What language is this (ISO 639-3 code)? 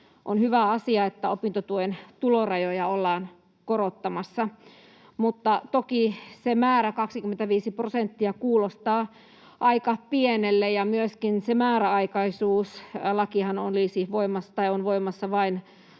fin